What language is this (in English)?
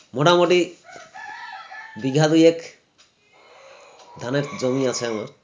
Bangla